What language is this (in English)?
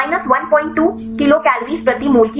Hindi